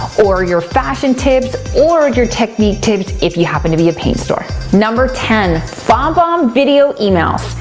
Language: English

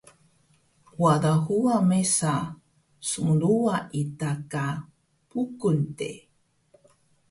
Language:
Taroko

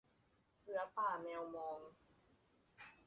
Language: Thai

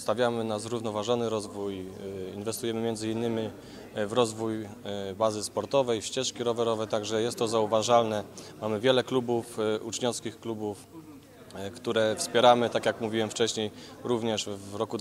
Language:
Polish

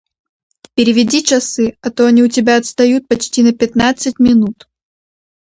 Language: Russian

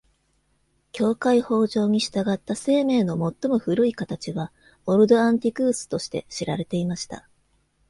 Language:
Japanese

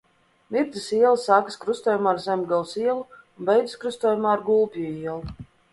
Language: Latvian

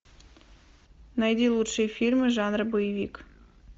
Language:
Russian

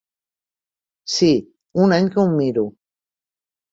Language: Catalan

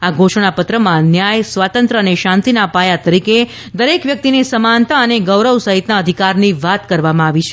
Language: Gujarati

